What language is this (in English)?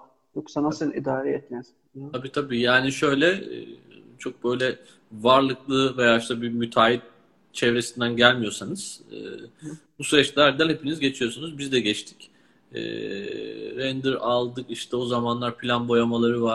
Turkish